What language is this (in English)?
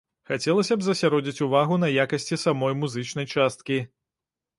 Belarusian